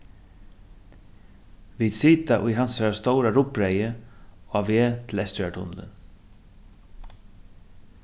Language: Faroese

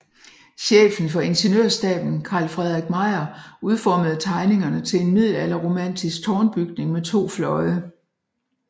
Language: Danish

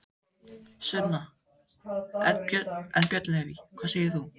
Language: Icelandic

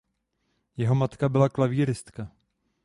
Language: Czech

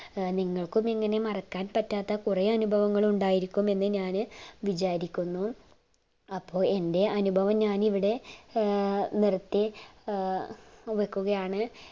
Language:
Malayalam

